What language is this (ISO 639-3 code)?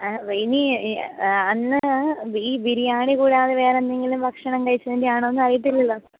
mal